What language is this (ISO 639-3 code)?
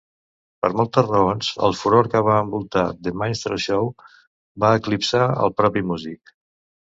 cat